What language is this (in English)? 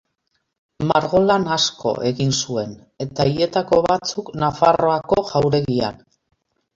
Basque